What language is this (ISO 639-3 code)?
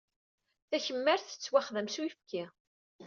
kab